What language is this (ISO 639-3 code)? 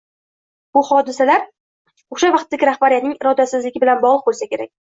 uzb